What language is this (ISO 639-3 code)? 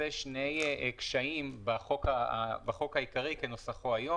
heb